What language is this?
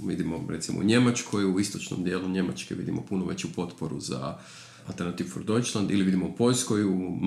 Croatian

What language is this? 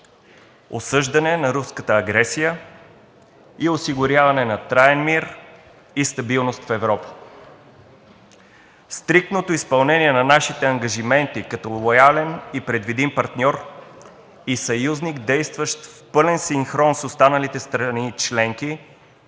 Bulgarian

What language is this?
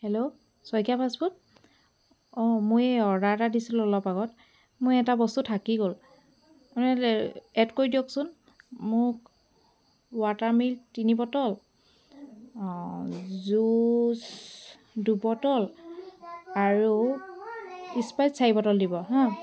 Assamese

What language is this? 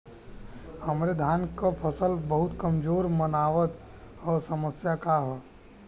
Bhojpuri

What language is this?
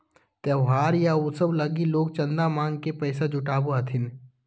Magahi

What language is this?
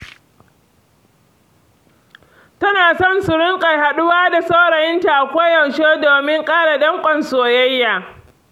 Hausa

